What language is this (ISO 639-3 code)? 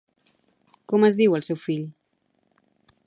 cat